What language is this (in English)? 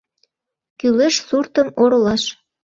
Mari